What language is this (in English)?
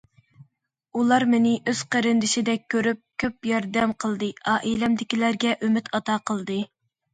Uyghur